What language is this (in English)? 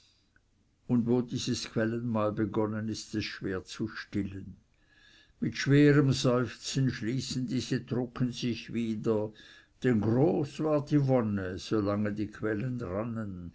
German